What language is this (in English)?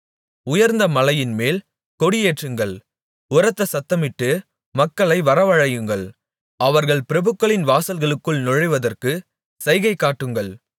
Tamil